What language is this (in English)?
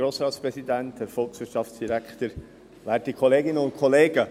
Swiss German